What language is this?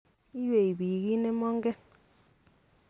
Kalenjin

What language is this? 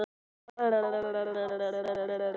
Icelandic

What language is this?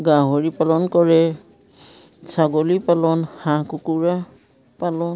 Assamese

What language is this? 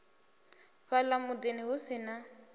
Venda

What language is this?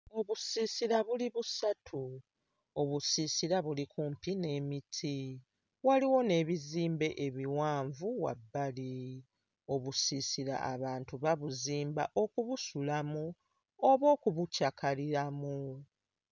Ganda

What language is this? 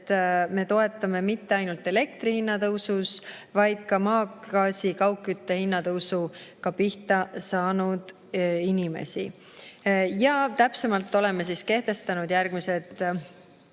Estonian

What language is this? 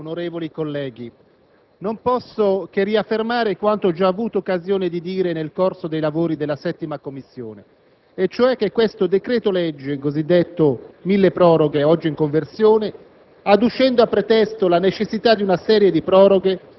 Italian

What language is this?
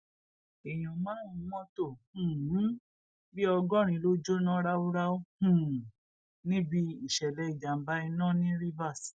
Yoruba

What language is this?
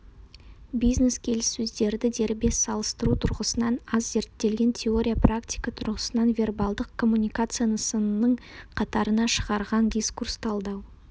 Kazakh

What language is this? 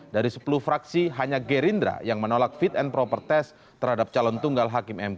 Indonesian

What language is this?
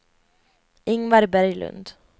Swedish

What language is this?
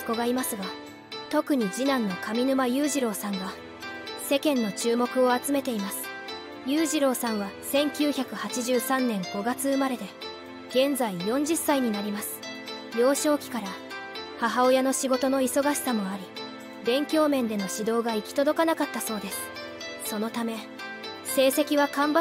Japanese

